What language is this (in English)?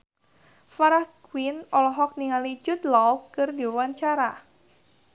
Sundanese